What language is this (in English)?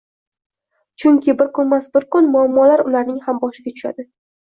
Uzbek